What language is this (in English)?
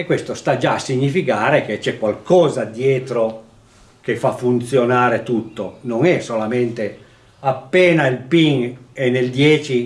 Italian